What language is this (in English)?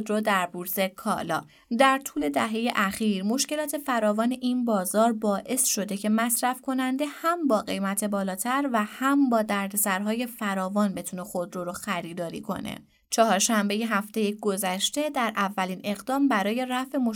Persian